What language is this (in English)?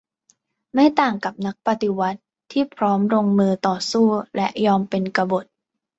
Thai